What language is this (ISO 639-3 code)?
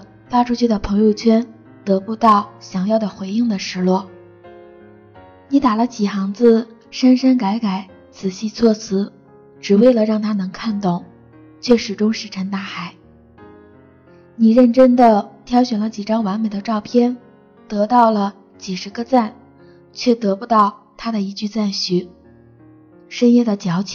zho